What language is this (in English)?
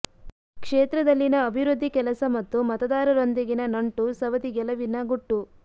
Kannada